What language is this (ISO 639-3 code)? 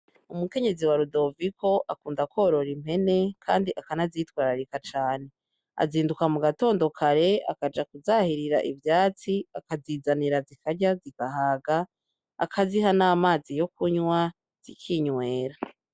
run